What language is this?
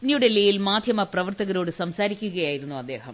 Malayalam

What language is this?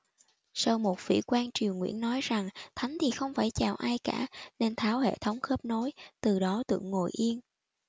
Vietnamese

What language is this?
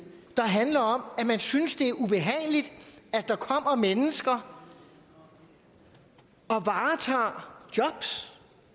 Danish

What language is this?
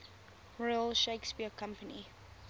English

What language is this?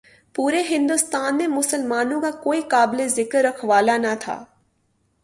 Urdu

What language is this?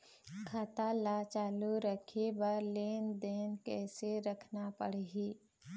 Chhattisgarhi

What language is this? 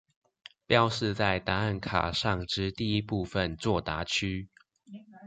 Chinese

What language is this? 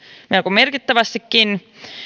Finnish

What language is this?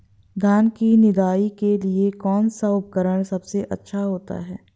Hindi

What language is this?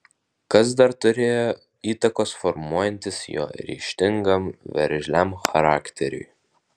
Lithuanian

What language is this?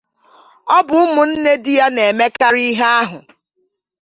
Igbo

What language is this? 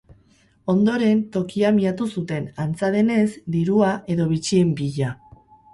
Basque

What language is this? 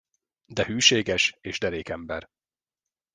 Hungarian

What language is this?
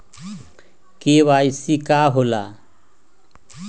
Magahi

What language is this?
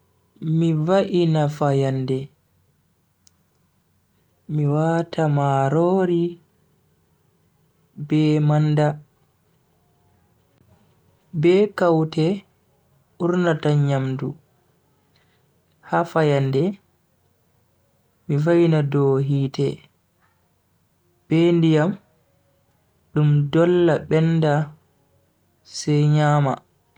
Bagirmi Fulfulde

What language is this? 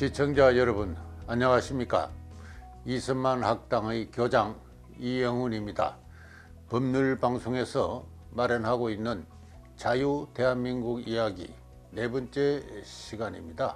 Korean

